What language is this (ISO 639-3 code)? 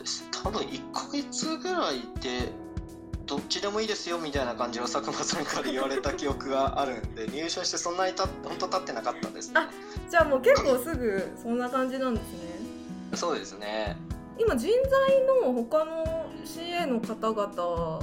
jpn